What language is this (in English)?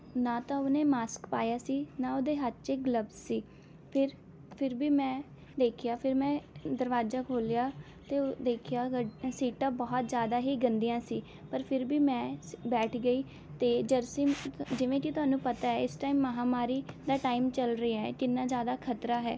Punjabi